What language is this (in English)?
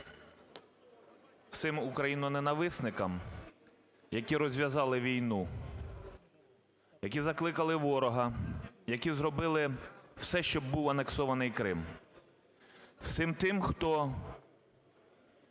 Ukrainian